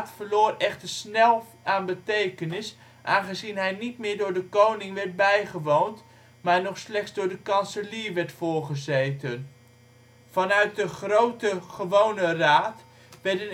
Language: Dutch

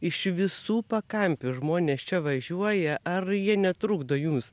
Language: Lithuanian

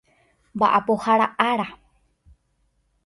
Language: Guarani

